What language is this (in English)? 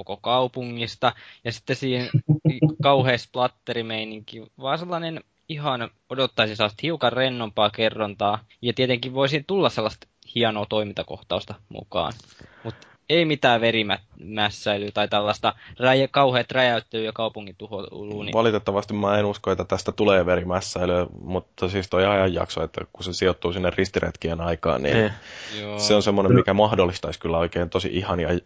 Finnish